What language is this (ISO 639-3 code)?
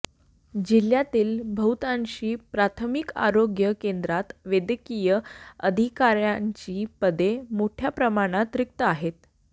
mar